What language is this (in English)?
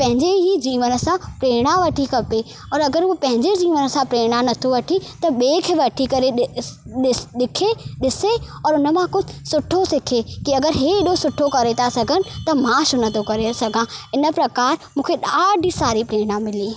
Sindhi